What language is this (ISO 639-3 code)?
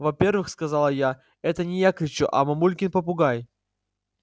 rus